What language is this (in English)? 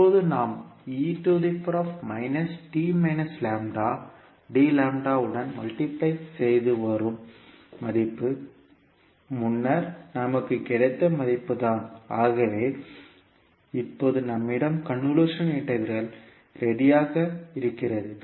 Tamil